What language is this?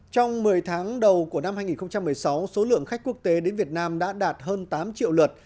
Vietnamese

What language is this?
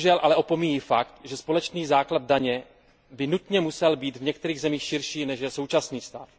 Czech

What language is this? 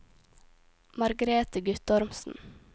Norwegian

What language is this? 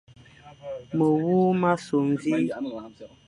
Fang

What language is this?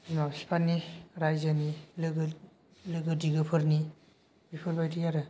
Bodo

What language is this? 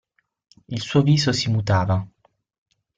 Italian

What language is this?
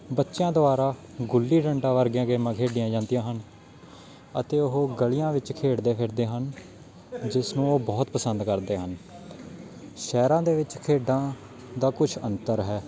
Punjabi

